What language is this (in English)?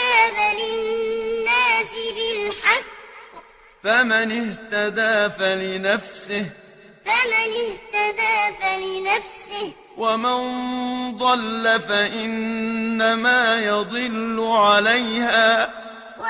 Arabic